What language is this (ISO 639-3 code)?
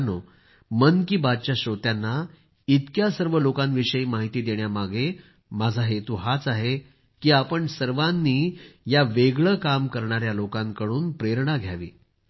mar